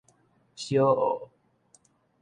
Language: Min Nan Chinese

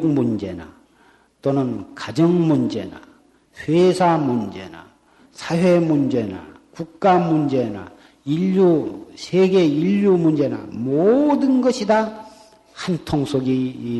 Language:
Korean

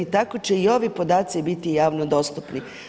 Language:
Croatian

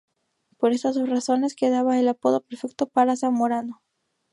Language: Spanish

